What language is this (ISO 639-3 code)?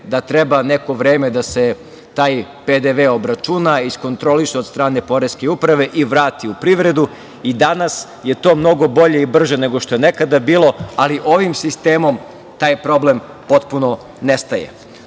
srp